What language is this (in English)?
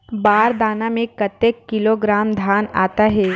Chhattisgarhi